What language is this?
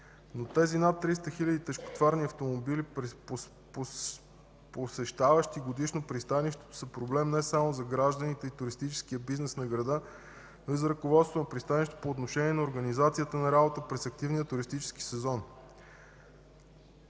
Bulgarian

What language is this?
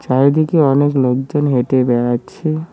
Bangla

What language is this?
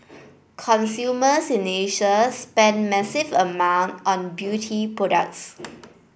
English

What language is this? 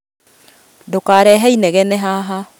Kikuyu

